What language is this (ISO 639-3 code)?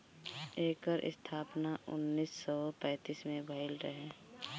bho